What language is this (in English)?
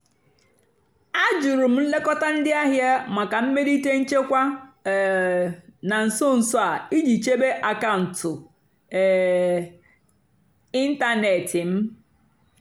Igbo